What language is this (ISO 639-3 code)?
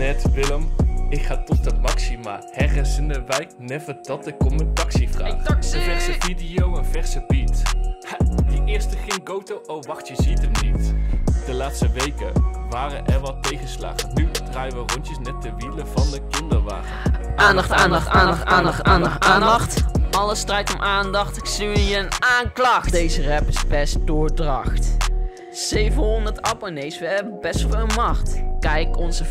nld